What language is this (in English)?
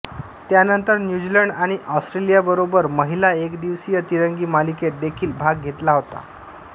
Marathi